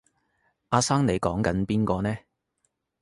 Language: Cantonese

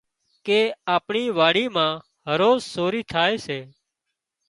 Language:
Wadiyara Koli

